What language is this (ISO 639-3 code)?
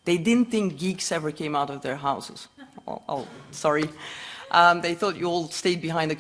eng